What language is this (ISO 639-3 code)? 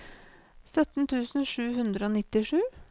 nor